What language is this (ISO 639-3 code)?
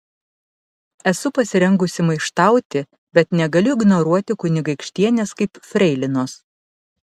lit